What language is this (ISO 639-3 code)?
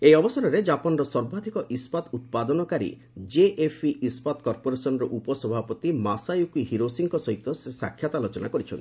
ori